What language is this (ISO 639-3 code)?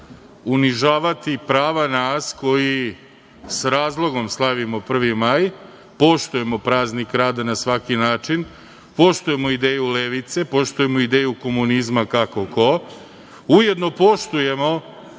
srp